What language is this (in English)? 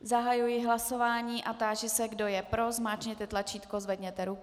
Czech